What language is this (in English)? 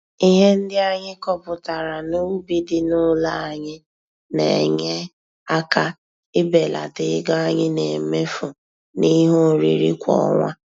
Igbo